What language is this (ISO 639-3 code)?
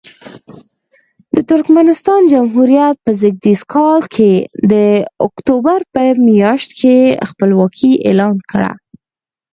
pus